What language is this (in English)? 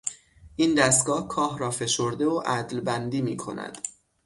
Persian